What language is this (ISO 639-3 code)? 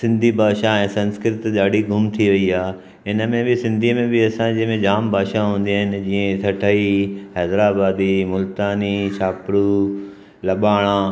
snd